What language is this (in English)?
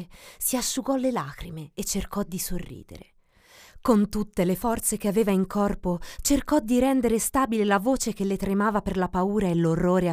Italian